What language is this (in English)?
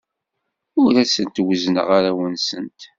Kabyle